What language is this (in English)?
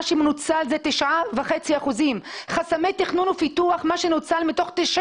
Hebrew